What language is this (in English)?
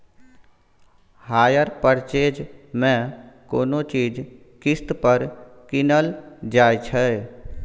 Maithili